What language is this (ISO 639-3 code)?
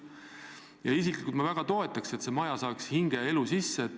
est